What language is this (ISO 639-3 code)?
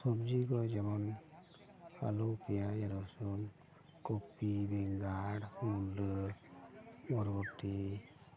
sat